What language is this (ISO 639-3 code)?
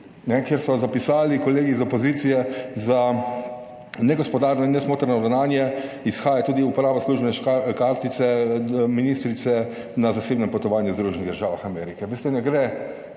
slv